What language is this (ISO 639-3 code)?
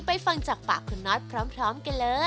tha